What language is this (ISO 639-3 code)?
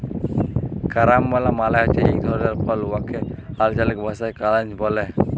ben